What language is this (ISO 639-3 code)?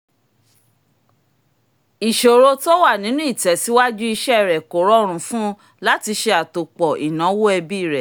yor